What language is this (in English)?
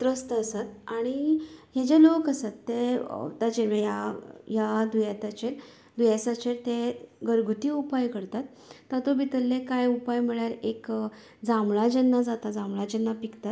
Konkani